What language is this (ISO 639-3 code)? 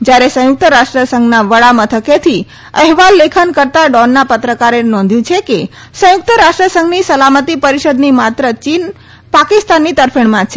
guj